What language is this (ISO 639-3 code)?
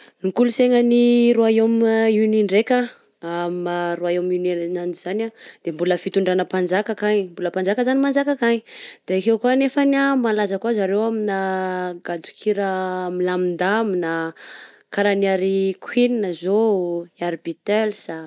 bzc